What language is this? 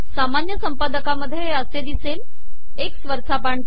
Marathi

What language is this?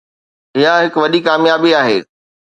Sindhi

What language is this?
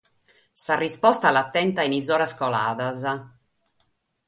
Sardinian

